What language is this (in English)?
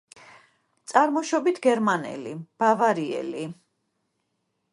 Georgian